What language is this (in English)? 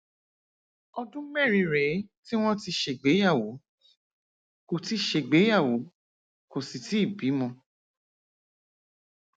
Yoruba